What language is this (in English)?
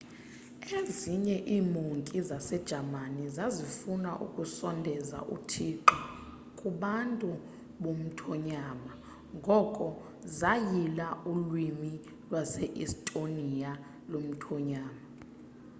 Xhosa